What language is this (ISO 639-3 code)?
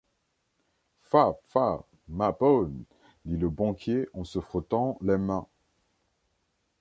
fra